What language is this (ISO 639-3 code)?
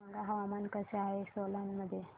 mar